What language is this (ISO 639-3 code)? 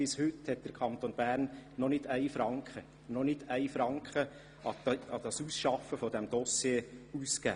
gsw